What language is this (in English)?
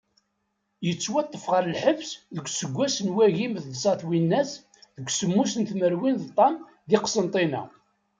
Kabyle